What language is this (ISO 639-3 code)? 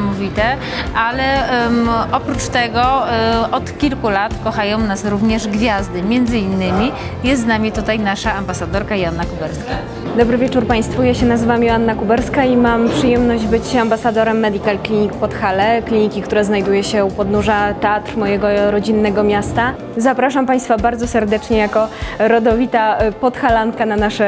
pol